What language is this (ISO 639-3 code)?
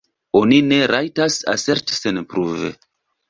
epo